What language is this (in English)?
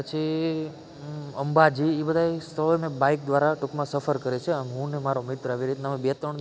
Gujarati